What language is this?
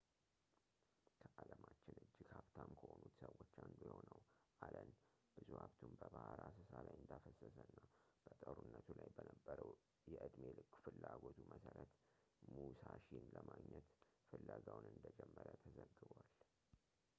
Amharic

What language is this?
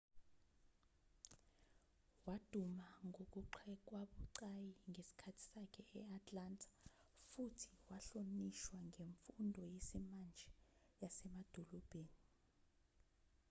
Zulu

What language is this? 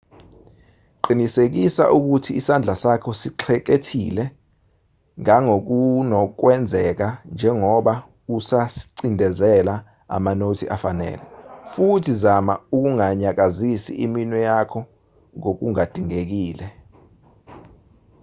Zulu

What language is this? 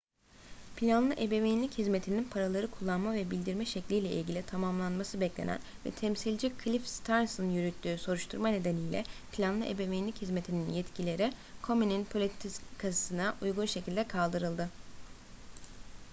Turkish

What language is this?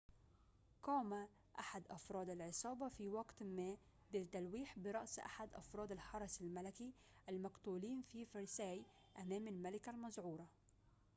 Arabic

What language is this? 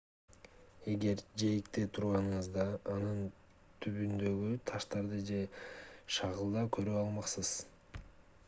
Kyrgyz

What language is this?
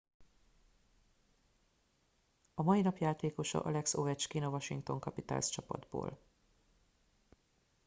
Hungarian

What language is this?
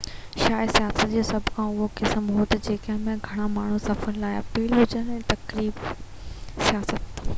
Sindhi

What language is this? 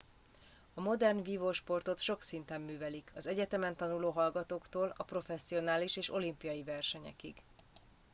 Hungarian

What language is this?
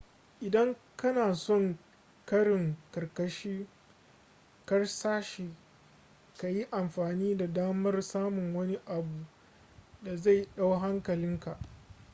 Hausa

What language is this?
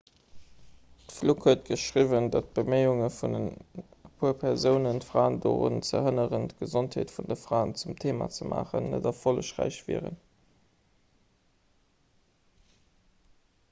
Luxembourgish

